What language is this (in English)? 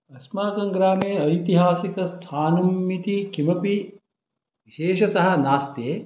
Sanskrit